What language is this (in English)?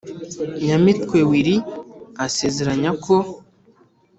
Kinyarwanda